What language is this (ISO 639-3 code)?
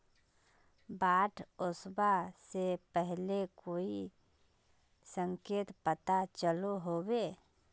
mag